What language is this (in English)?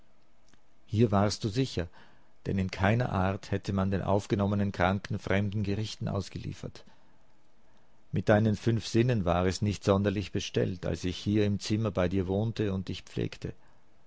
German